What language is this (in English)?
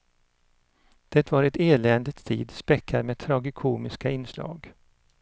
Swedish